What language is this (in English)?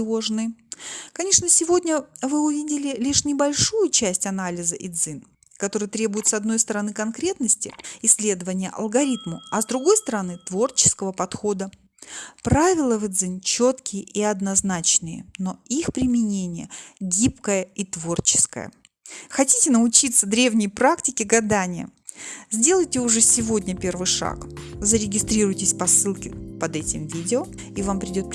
Russian